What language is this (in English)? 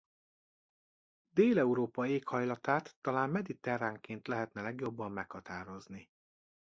Hungarian